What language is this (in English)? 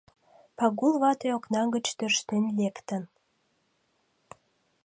Mari